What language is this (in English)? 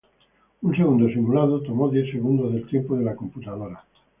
Spanish